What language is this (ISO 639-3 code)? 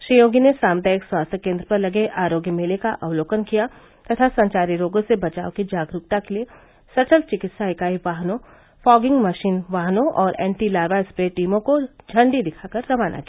hin